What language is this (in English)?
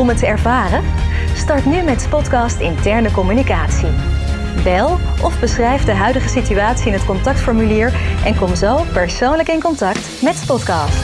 Dutch